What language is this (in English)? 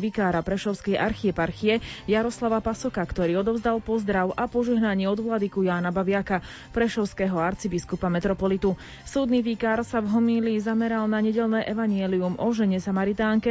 Slovak